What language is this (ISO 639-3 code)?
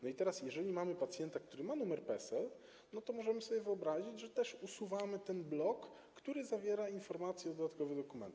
pol